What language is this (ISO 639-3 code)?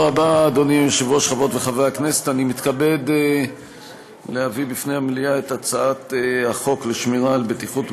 heb